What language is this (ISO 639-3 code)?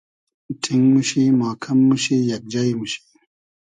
haz